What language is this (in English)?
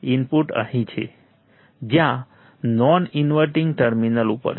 Gujarati